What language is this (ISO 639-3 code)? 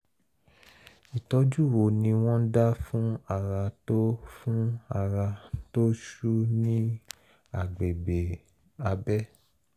yor